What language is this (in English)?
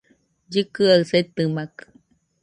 Nüpode Huitoto